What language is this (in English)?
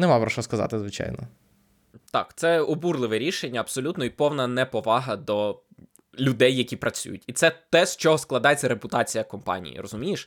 Ukrainian